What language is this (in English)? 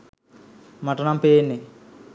Sinhala